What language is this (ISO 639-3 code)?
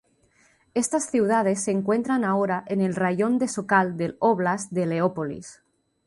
spa